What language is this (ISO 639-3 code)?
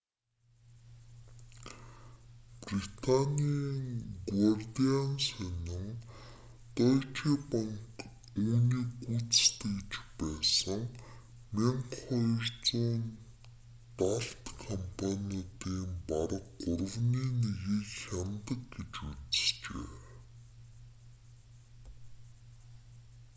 mon